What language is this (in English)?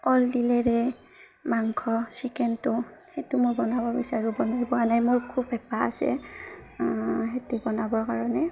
Assamese